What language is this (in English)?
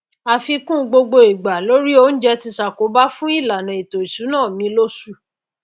Yoruba